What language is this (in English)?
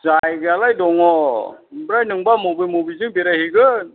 Bodo